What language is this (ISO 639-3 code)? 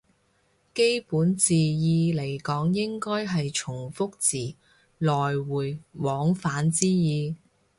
yue